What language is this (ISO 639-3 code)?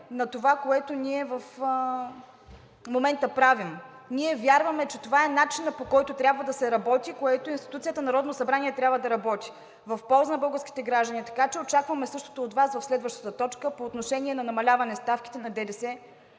bul